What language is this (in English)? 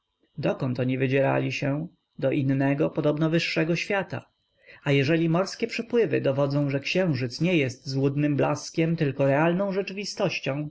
Polish